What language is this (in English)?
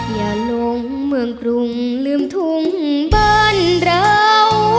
Thai